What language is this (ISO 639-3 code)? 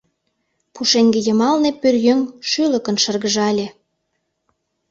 chm